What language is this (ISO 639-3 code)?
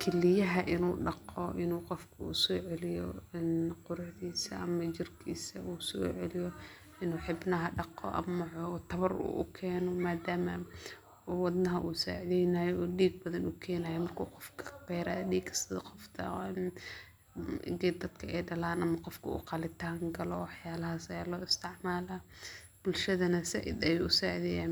som